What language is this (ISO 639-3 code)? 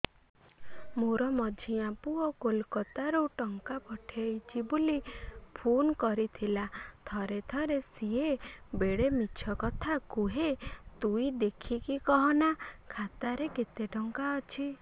ori